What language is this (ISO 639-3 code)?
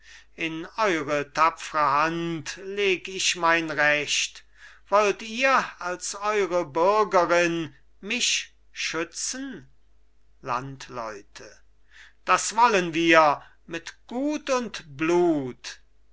deu